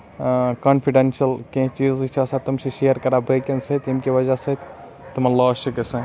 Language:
Kashmiri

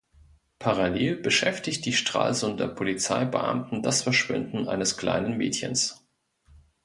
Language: German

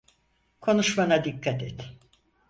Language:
Turkish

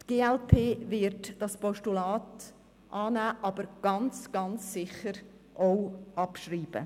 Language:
Swiss German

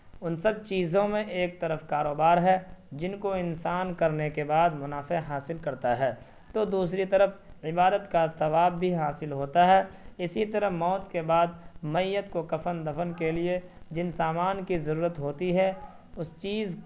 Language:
Urdu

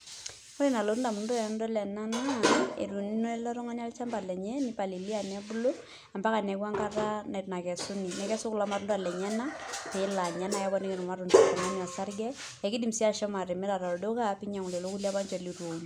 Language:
Masai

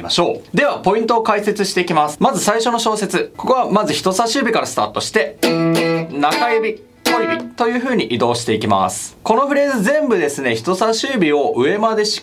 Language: Japanese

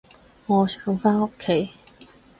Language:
Cantonese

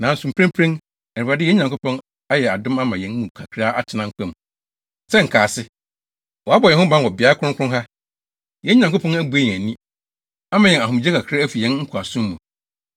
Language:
Akan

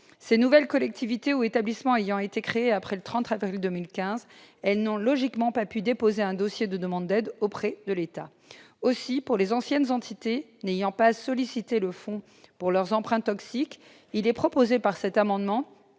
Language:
French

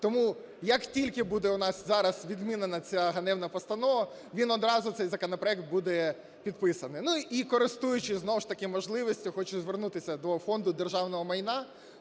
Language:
Ukrainian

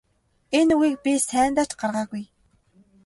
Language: Mongolian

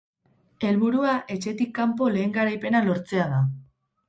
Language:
Basque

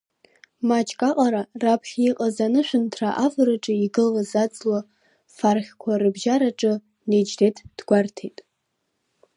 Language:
Abkhazian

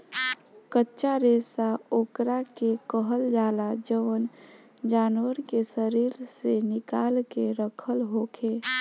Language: Bhojpuri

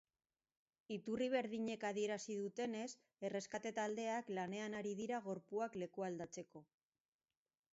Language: Basque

